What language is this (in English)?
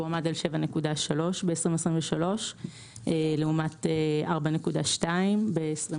Hebrew